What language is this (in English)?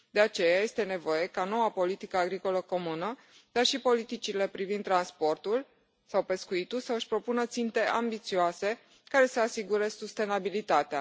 Romanian